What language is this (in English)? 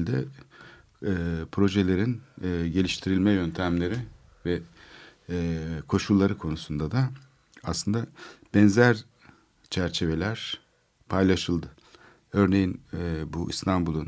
Turkish